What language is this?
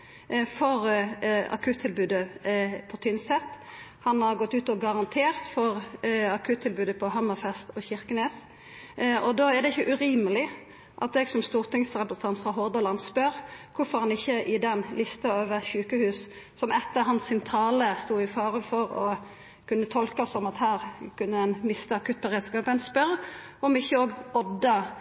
Norwegian Nynorsk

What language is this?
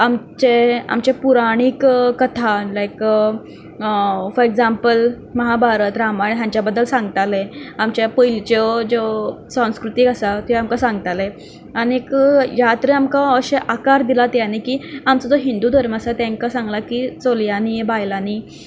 Konkani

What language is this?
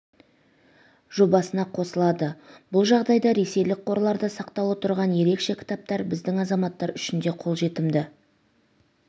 Kazakh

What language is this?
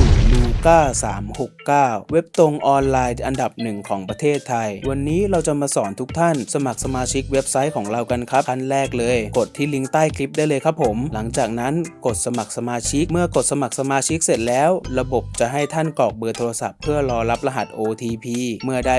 Thai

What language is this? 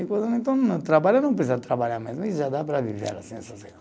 Portuguese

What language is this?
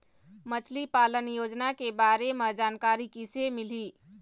Chhattisgarhi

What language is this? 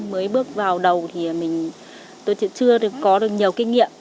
Vietnamese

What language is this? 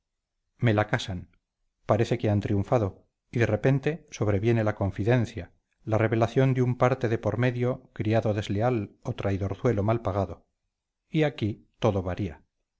Spanish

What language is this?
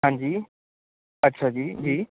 Punjabi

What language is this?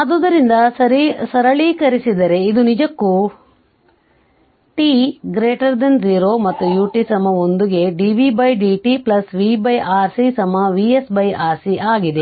Kannada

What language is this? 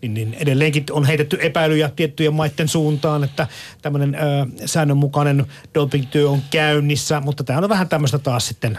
Finnish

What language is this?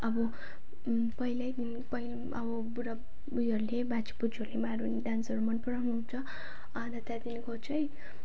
Nepali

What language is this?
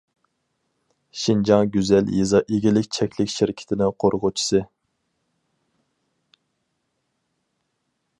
Uyghur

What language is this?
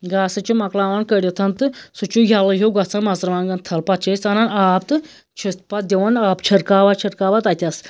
Kashmiri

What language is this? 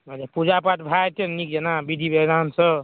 Maithili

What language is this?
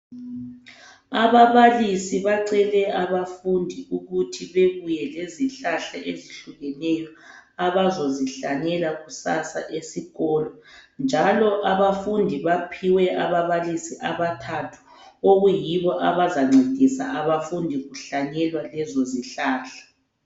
North Ndebele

